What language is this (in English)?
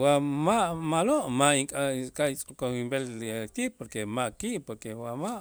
Itzá